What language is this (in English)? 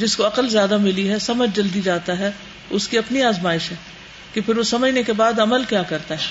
Urdu